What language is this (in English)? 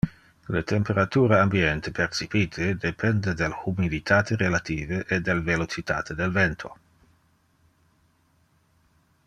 Interlingua